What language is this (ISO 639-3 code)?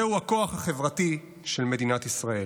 heb